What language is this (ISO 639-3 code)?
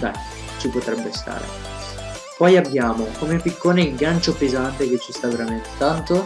ita